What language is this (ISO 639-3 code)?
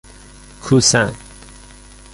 fas